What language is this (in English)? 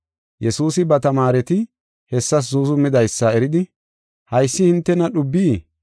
Gofa